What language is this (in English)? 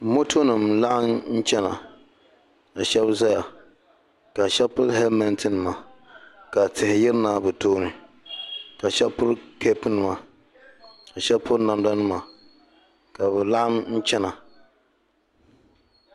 Dagbani